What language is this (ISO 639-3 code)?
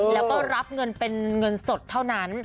tha